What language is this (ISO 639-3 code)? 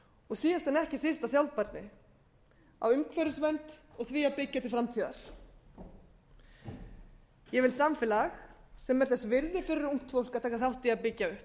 isl